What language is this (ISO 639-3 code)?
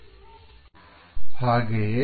kan